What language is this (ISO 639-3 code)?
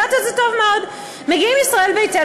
heb